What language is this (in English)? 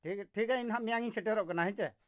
Santali